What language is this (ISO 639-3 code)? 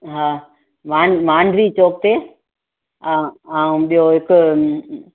snd